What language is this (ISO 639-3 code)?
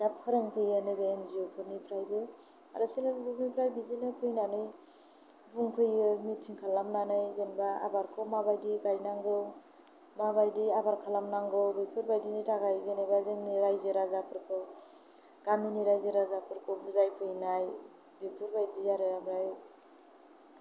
brx